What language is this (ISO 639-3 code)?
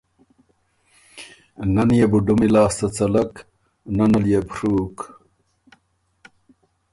oru